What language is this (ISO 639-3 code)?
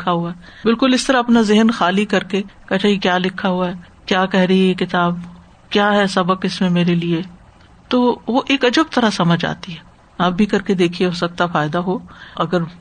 urd